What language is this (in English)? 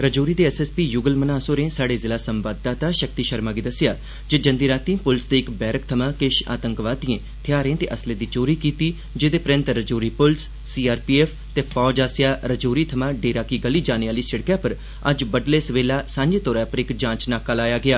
Dogri